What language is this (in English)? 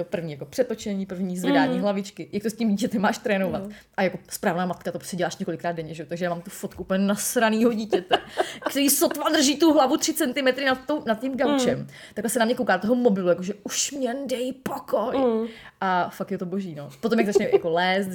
Czech